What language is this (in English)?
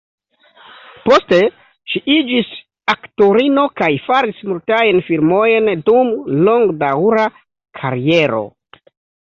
Esperanto